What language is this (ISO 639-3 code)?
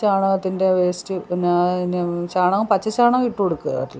mal